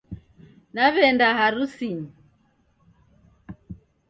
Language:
Taita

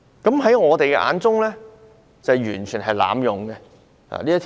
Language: Cantonese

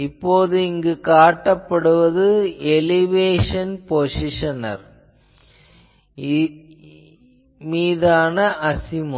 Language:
Tamil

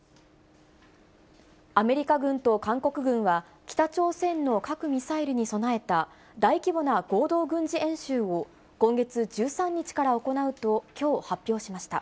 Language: Japanese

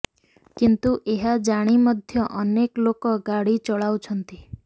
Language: Odia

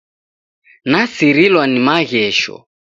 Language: Taita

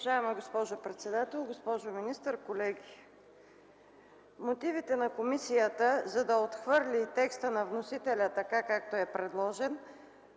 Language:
Bulgarian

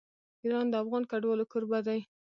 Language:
Pashto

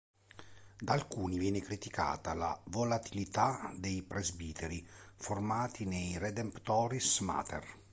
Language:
Italian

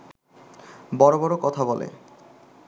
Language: Bangla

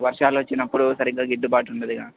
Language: Telugu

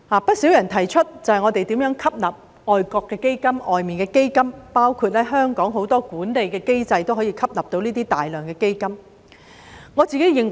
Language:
Cantonese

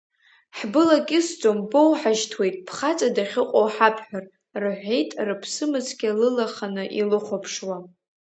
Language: Abkhazian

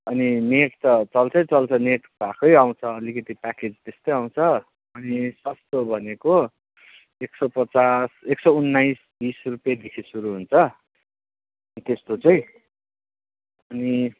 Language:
Nepali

